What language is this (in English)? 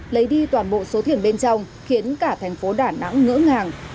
Vietnamese